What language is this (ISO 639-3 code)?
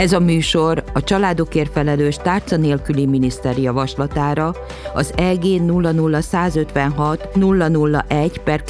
hun